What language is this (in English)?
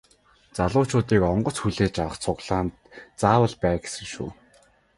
Mongolian